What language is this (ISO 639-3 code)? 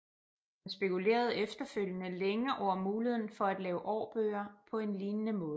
dan